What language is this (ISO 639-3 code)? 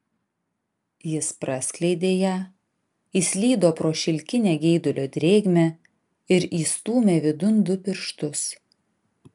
lit